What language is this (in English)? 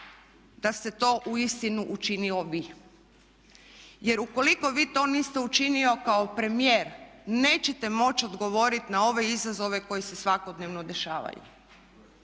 Croatian